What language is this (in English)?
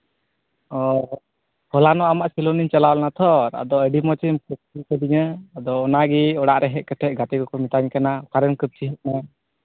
Santali